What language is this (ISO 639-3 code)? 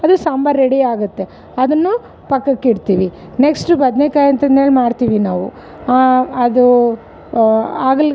kan